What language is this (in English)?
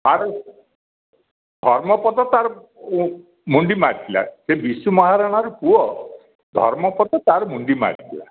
Odia